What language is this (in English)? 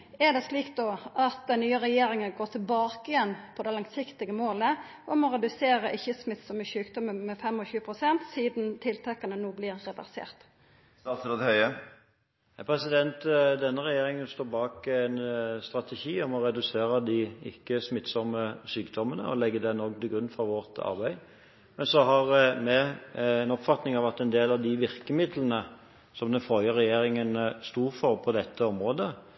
Norwegian